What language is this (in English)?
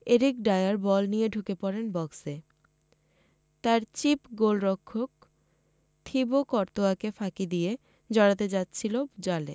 Bangla